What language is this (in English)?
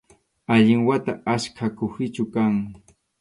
Arequipa-La Unión Quechua